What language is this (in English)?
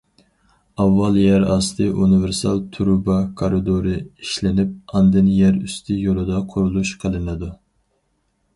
Uyghur